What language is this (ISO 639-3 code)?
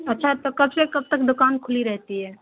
urd